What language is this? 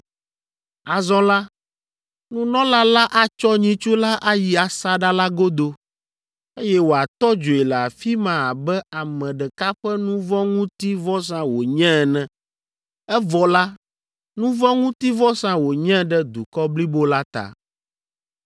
Ewe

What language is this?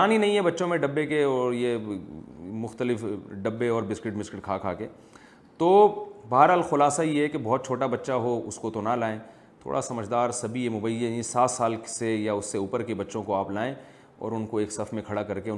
Urdu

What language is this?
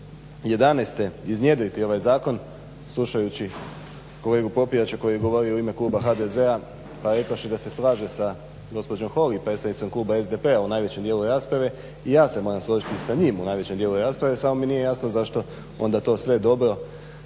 Croatian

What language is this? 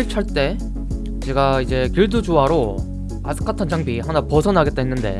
Korean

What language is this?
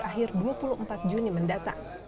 Indonesian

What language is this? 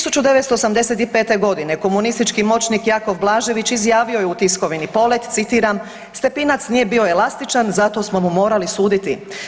Croatian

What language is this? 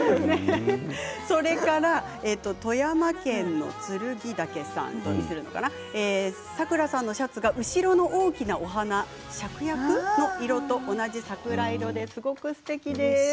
Japanese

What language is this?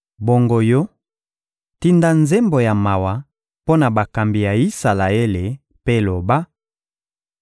Lingala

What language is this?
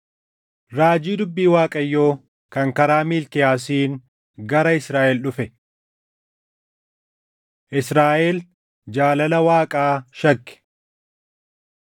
Oromo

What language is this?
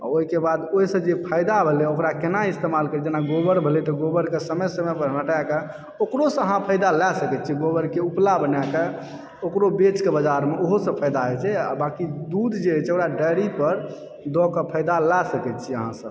Maithili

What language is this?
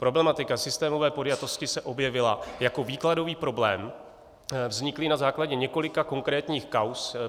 Czech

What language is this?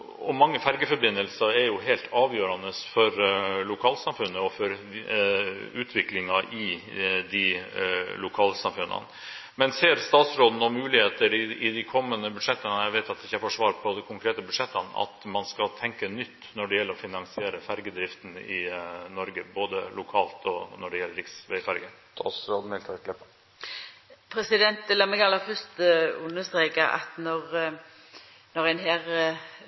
Norwegian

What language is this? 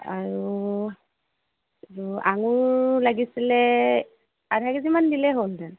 Assamese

